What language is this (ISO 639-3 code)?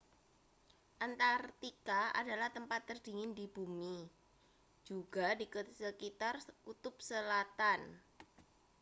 ind